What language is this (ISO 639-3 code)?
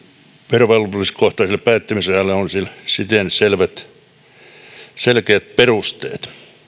fin